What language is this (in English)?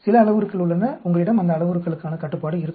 Tamil